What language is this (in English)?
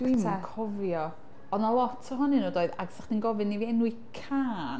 Welsh